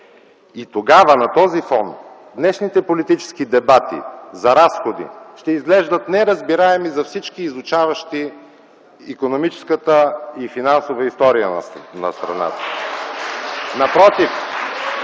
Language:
Bulgarian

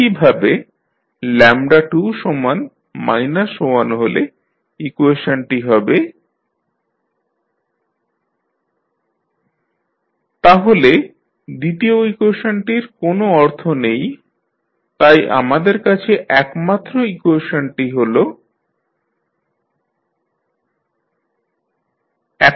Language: Bangla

